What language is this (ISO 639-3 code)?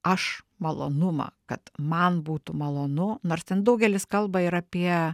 lit